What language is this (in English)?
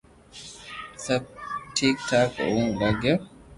Loarki